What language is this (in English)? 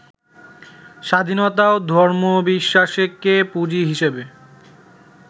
Bangla